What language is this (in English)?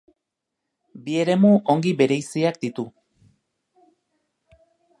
Basque